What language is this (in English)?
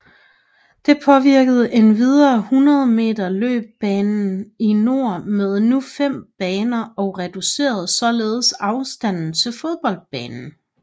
Danish